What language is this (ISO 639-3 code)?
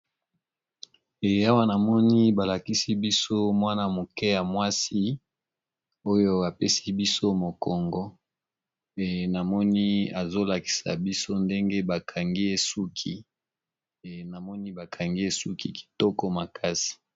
lin